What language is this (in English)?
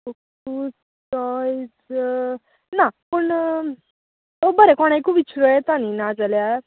Konkani